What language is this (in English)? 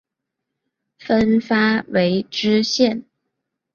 Chinese